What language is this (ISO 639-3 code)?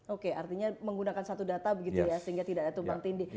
ind